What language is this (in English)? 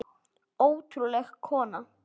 Icelandic